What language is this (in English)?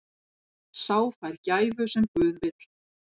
Icelandic